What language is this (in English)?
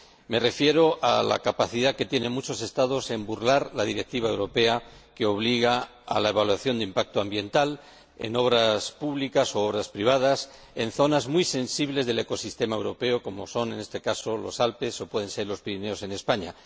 Spanish